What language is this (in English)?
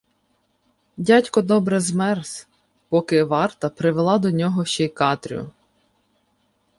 Ukrainian